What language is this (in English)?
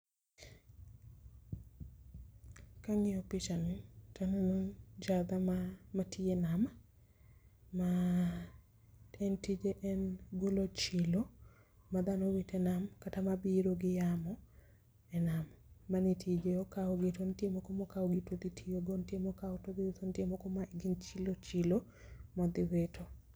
Luo (Kenya and Tanzania)